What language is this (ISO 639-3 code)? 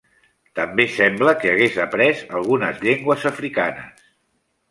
cat